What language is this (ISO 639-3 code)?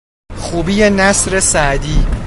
fas